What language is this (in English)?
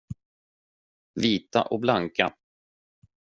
Swedish